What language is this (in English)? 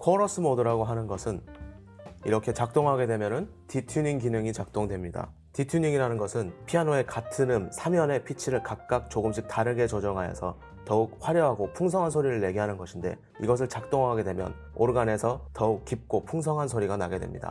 Korean